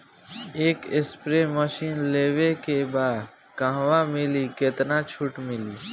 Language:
Bhojpuri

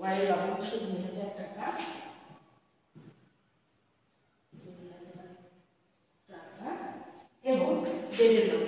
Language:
Romanian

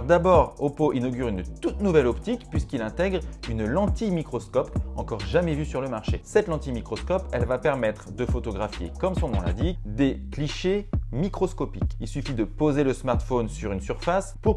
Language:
French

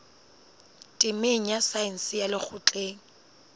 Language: Southern Sotho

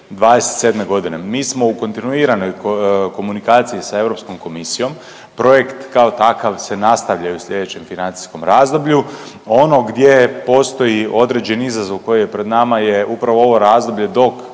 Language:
Croatian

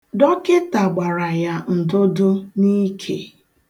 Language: Igbo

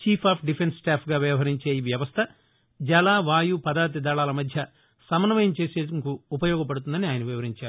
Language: Telugu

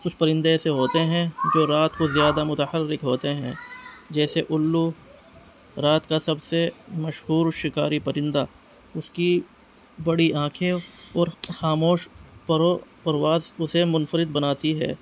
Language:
Urdu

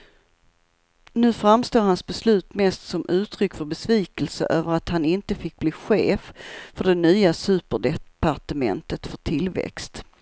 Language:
Swedish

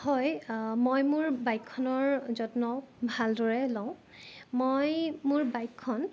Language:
Assamese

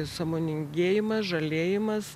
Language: Lithuanian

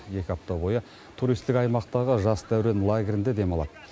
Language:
Kazakh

